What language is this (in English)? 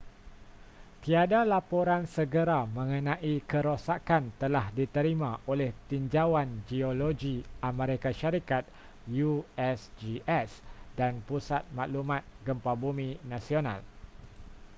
Malay